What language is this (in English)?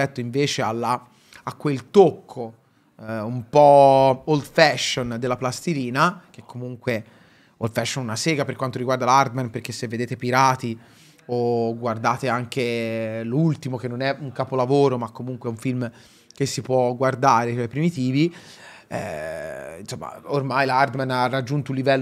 Italian